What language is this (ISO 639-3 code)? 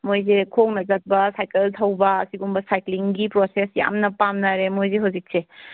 mni